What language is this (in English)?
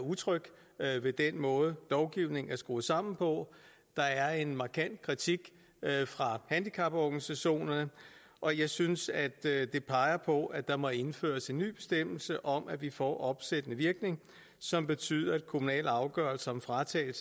Danish